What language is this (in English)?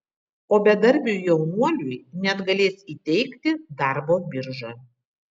Lithuanian